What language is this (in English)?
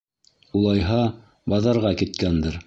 Bashkir